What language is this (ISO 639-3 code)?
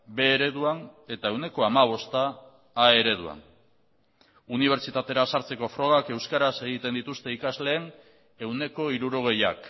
eus